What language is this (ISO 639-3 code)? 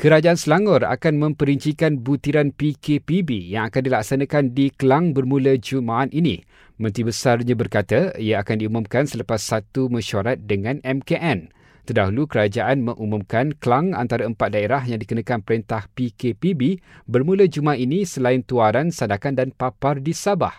msa